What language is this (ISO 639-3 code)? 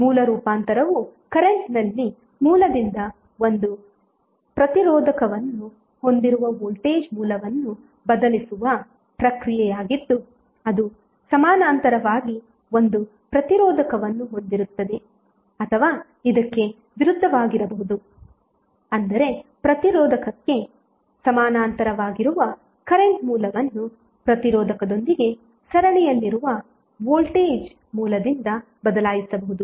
kan